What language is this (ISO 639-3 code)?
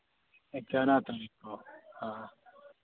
hin